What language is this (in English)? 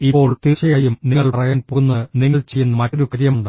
Malayalam